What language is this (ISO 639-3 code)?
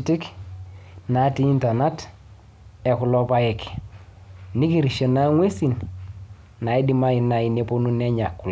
mas